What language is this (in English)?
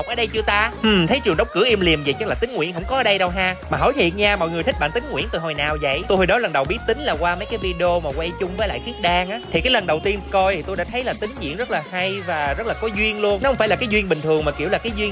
Vietnamese